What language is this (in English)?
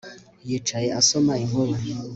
Kinyarwanda